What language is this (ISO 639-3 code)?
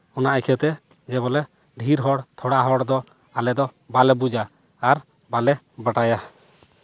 sat